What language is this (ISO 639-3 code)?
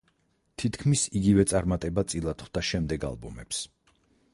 kat